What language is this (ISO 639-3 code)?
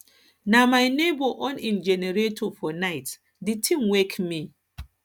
pcm